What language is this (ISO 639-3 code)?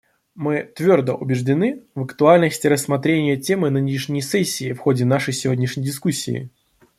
rus